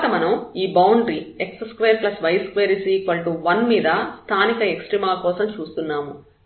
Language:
Telugu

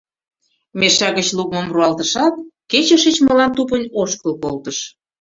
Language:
Mari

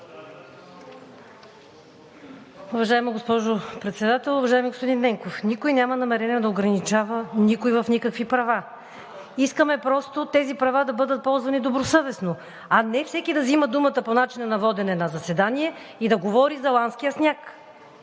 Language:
Bulgarian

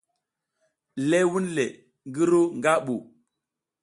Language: South Giziga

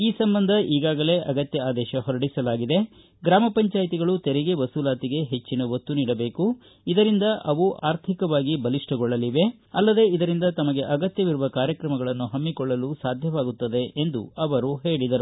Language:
Kannada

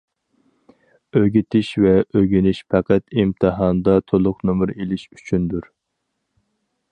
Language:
Uyghur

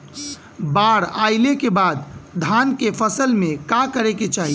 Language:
Bhojpuri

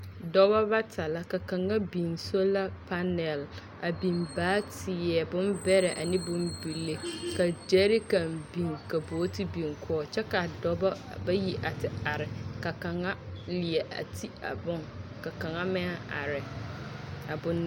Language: Southern Dagaare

